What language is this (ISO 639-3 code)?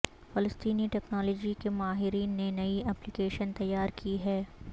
urd